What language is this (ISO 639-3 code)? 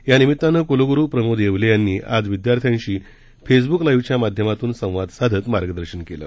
mar